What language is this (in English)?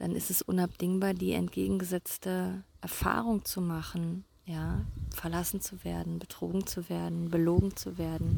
German